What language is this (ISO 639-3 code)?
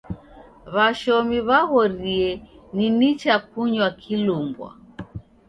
dav